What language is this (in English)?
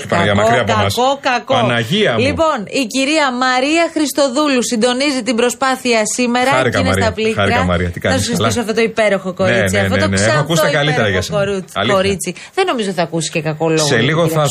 Greek